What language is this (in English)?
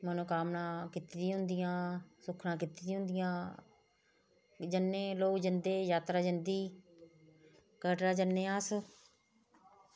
Dogri